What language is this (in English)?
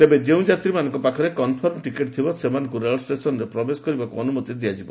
Odia